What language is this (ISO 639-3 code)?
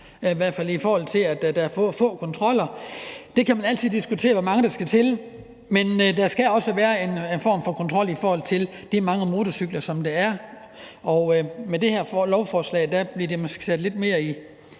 dan